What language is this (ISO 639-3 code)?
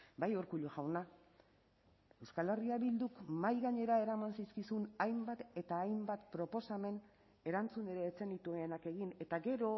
eus